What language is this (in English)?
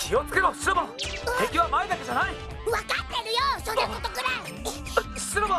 Japanese